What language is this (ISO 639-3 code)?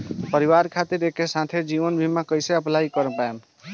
bho